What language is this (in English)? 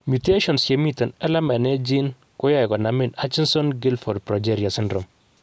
Kalenjin